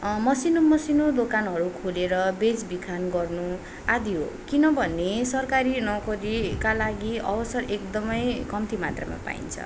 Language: Nepali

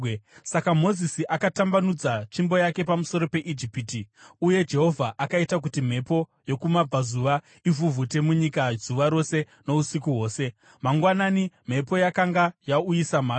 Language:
Shona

